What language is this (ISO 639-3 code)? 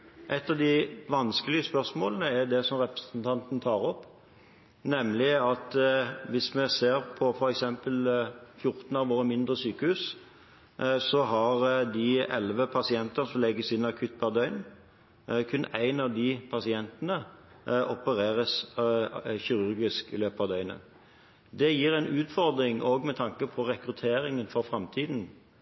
nob